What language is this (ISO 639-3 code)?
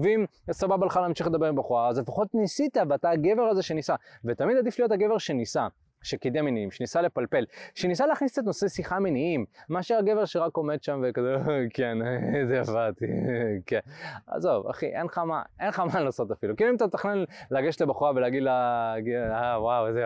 heb